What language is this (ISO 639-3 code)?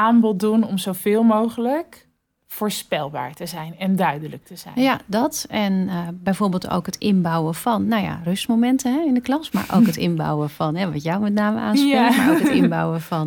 nld